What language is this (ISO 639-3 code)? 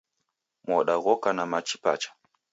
dav